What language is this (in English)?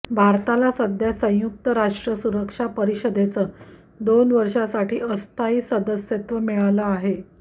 Marathi